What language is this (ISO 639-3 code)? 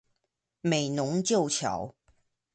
zho